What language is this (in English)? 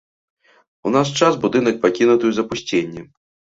Belarusian